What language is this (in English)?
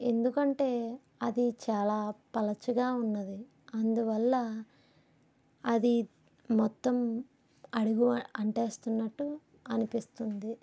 Telugu